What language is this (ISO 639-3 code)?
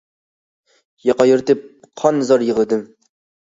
uig